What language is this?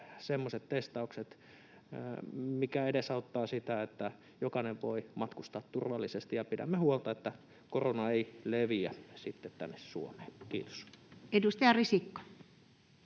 Finnish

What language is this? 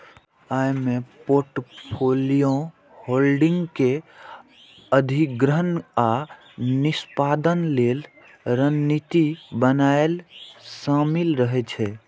Maithili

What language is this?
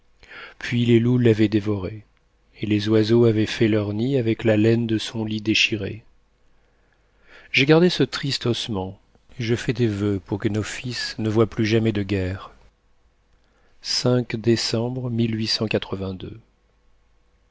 French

